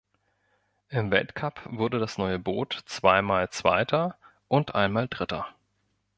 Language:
German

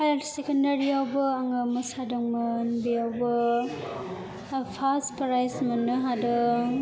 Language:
Bodo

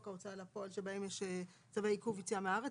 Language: Hebrew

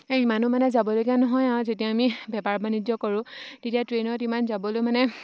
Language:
Assamese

